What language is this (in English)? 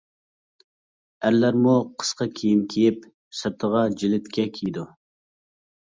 Uyghur